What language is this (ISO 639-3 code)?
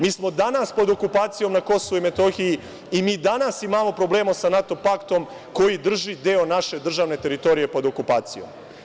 srp